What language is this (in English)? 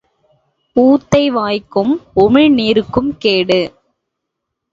Tamil